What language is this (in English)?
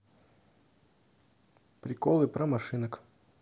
Russian